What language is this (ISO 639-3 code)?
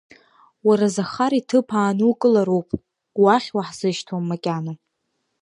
abk